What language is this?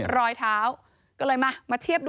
Thai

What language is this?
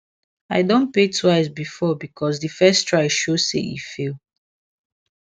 Nigerian Pidgin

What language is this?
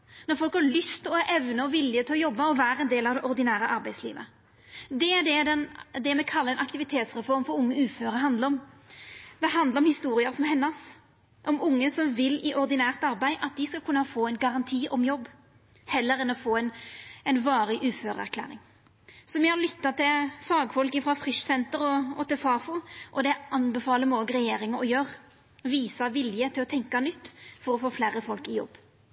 Norwegian Nynorsk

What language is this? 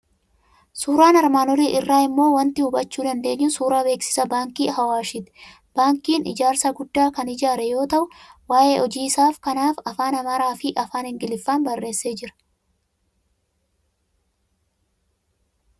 Oromo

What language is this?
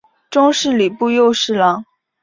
Chinese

